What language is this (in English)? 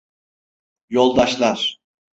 Turkish